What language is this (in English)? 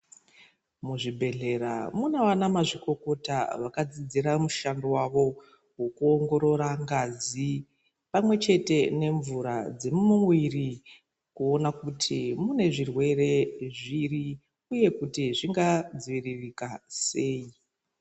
Ndau